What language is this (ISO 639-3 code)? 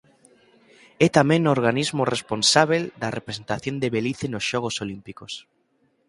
glg